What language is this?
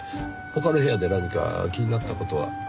Japanese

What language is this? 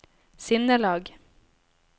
Norwegian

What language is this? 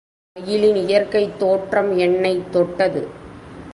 Tamil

